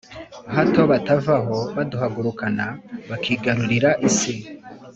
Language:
Kinyarwanda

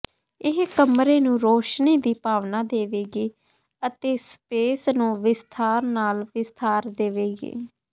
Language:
Punjabi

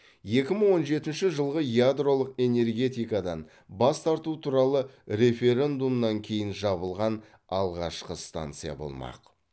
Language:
Kazakh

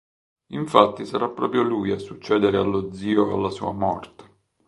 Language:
Italian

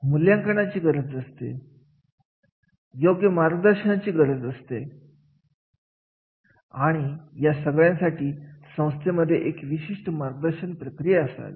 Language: Marathi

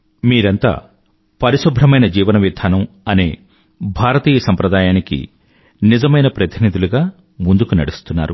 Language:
Telugu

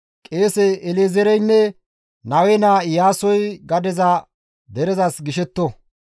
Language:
Gamo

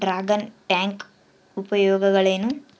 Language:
Kannada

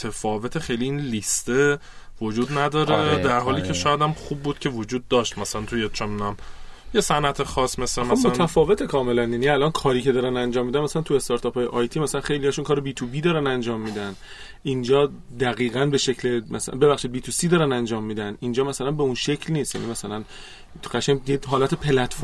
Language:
Persian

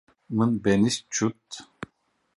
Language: Kurdish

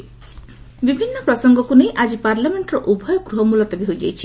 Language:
Odia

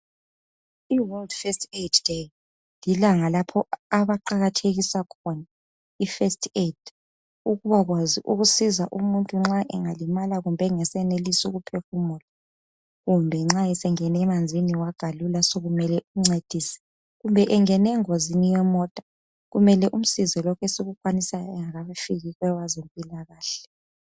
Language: North Ndebele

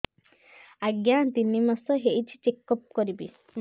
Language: Odia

